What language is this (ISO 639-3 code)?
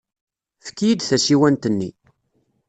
kab